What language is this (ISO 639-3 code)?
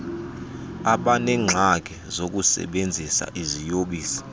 xho